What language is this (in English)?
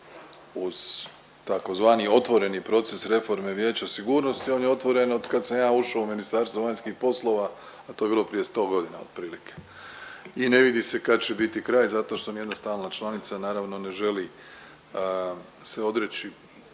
Croatian